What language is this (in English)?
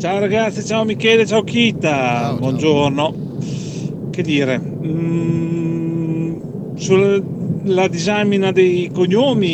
Italian